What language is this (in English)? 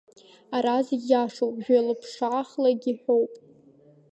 Abkhazian